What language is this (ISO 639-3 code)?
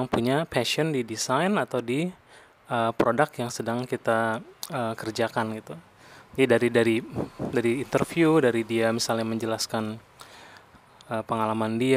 ind